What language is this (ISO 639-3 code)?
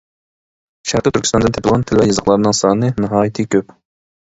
uig